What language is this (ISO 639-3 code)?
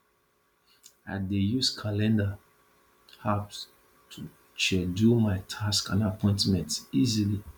pcm